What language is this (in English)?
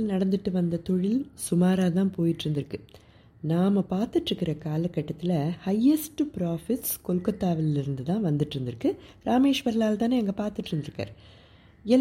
Tamil